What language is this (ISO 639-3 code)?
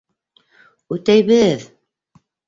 bak